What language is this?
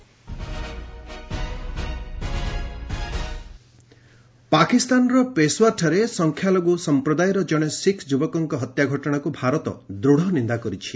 Odia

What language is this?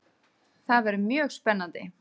Icelandic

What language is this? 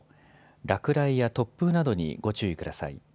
Japanese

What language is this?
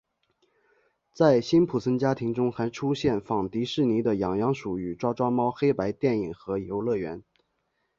Chinese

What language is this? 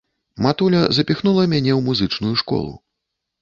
Belarusian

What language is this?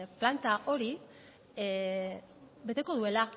Basque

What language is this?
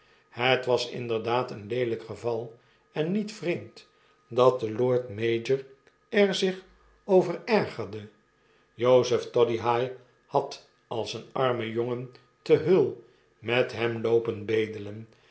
Dutch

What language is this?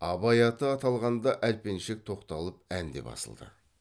Kazakh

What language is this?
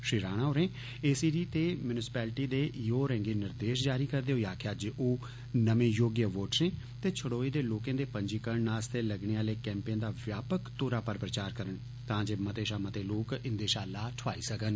Dogri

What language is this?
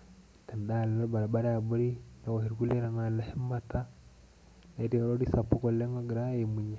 Masai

